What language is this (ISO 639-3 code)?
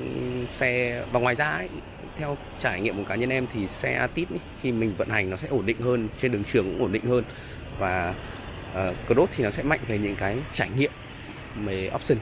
vie